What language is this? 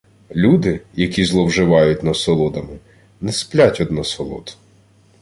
Ukrainian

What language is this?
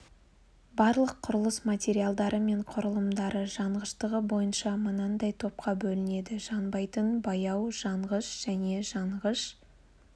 Kazakh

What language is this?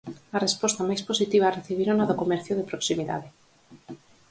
Galician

